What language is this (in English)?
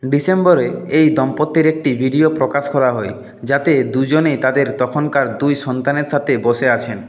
Bangla